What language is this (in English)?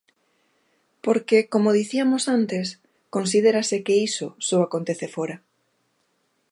Galician